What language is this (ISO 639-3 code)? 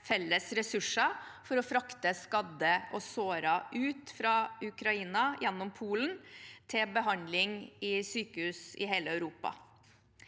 nor